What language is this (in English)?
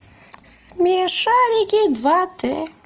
Russian